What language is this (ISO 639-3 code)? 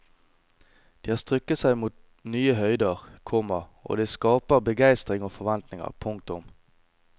nor